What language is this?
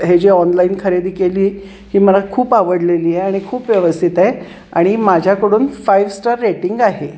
Marathi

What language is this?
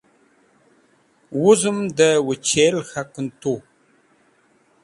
Wakhi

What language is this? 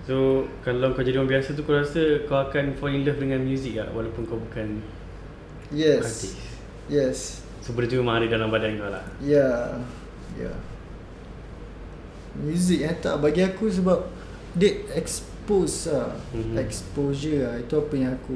Malay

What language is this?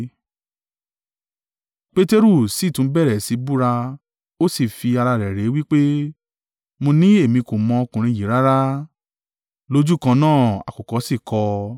Yoruba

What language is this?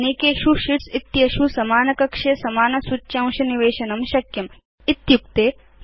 Sanskrit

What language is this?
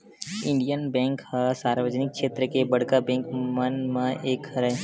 Chhattisgarhi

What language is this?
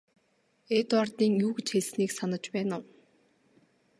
Mongolian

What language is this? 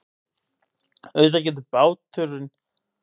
Icelandic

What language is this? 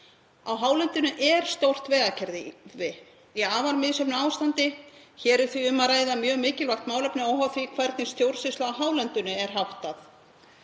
Icelandic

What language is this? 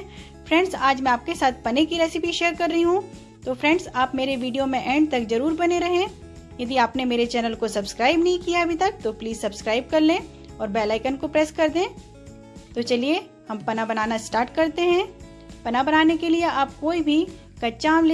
Hindi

